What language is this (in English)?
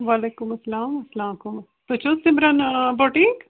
Kashmiri